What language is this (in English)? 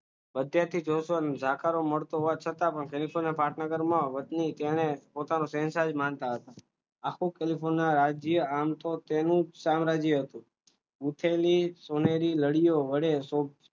Gujarati